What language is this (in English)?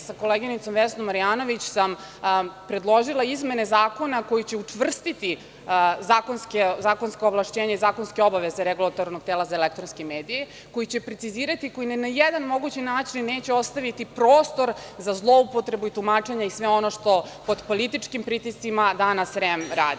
Serbian